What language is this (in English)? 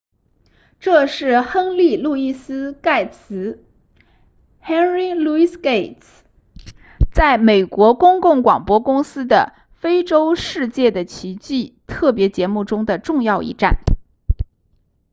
Chinese